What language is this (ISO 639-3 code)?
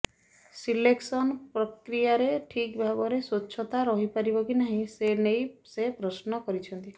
ori